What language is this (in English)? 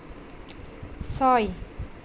Assamese